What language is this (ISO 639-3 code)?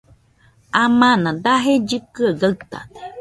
hux